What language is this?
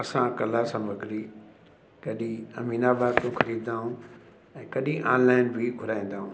Sindhi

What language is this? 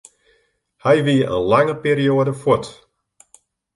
Western Frisian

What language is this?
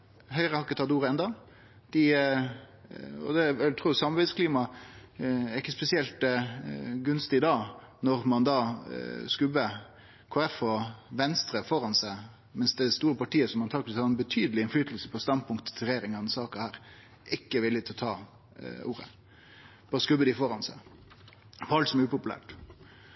Norwegian Nynorsk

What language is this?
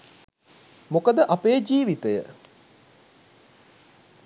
Sinhala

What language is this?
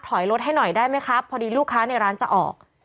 Thai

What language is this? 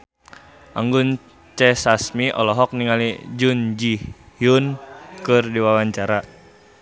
Sundanese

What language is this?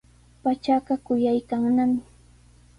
Sihuas Ancash Quechua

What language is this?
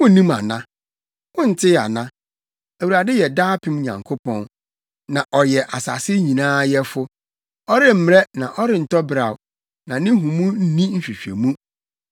Akan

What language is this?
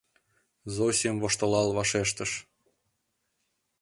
Mari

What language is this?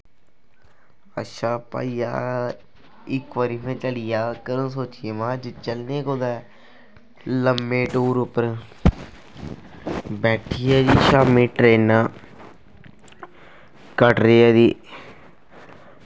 Dogri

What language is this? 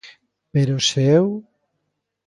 Galician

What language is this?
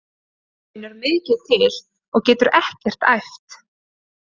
Icelandic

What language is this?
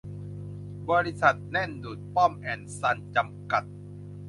Thai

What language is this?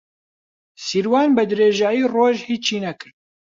Central Kurdish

